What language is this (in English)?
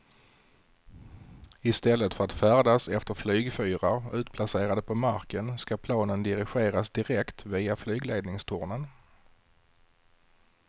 Swedish